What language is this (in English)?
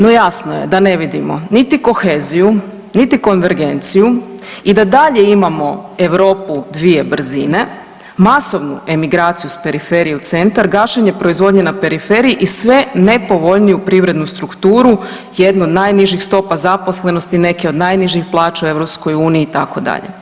Croatian